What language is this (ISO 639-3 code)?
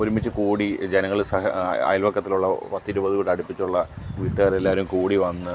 mal